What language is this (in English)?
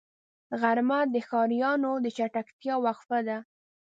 Pashto